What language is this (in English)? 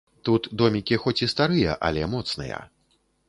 Belarusian